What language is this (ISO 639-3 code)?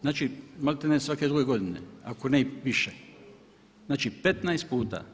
hrv